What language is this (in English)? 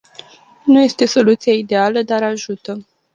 Romanian